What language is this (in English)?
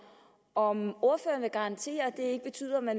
Danish